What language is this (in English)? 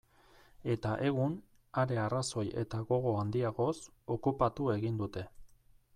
Basque